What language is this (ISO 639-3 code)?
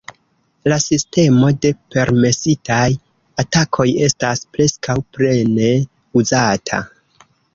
epo